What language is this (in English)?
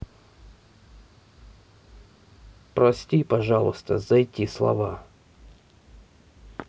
Russian